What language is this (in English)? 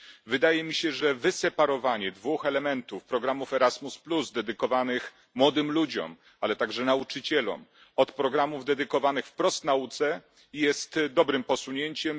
Polish